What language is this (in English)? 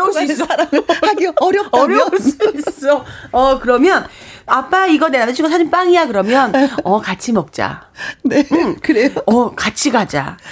Korean